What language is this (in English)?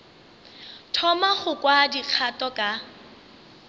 Northern Sotho